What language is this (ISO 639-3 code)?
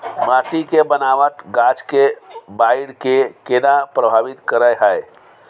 mai